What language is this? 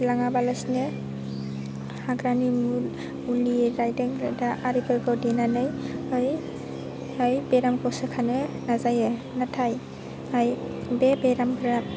Bodo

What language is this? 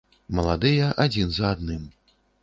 Belarusian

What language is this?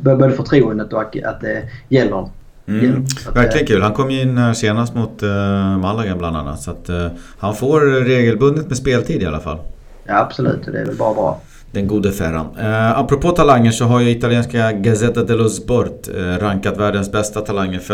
Swedish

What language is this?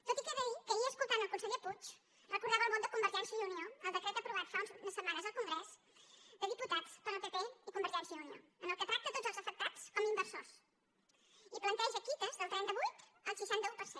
Catalan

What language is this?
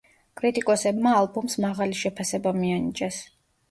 Georgian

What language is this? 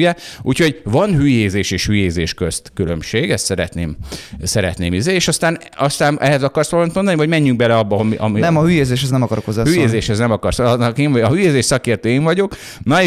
Hungarian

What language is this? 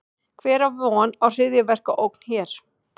Icelandic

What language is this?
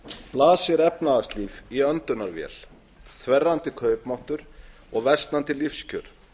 Icelandic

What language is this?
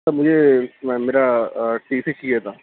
Urdu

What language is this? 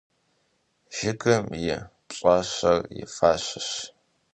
Kabardian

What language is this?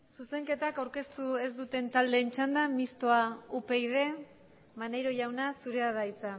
Basque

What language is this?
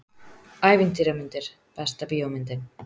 Icelandic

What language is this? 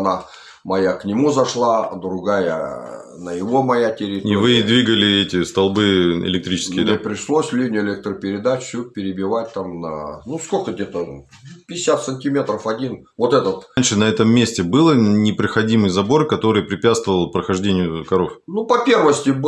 Russian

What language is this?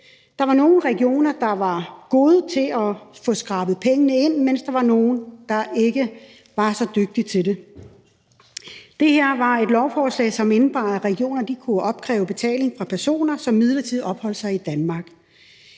Danish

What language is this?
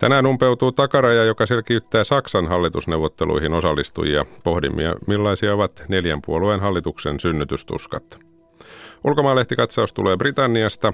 Finnish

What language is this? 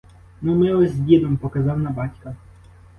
Ukrainian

